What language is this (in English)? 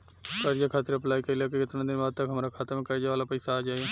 Bhojpuri